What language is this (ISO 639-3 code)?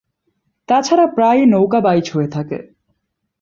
ben